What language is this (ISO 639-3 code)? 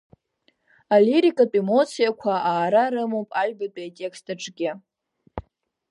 abk